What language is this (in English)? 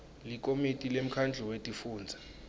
Swati